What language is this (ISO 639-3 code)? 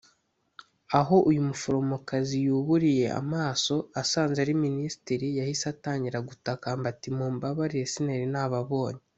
kin